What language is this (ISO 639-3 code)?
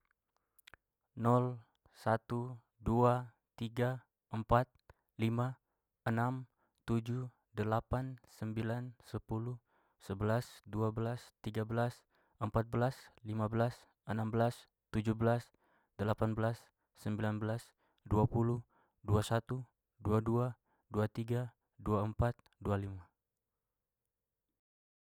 pmy